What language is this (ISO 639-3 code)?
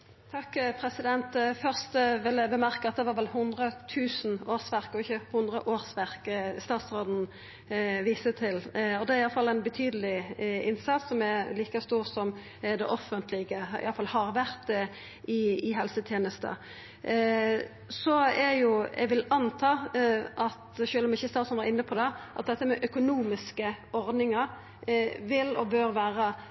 nor